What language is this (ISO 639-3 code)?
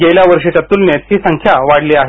mar